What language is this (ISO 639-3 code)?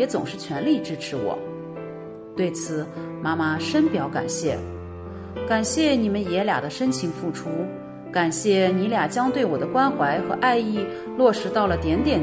zho